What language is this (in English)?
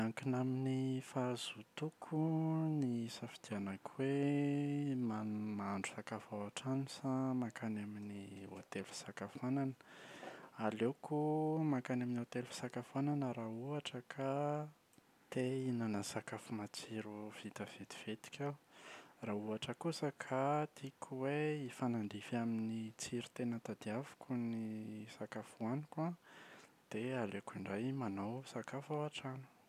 Malagasy